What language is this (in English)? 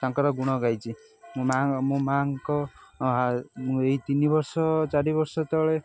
Odia